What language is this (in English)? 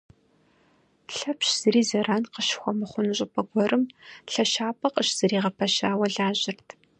Kabardian